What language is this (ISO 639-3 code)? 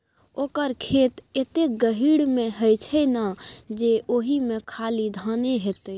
mai